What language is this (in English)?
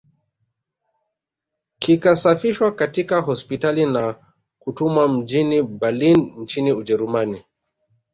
Swahili